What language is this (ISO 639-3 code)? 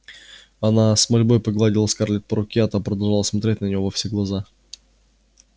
rus